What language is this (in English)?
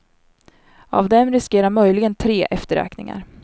Swedish